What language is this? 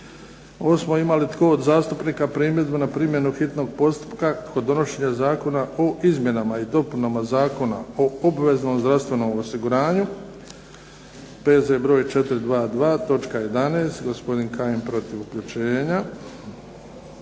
Croatian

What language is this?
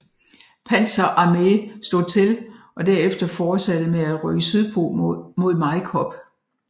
Danish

